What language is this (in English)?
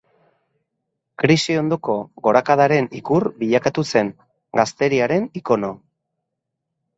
Basque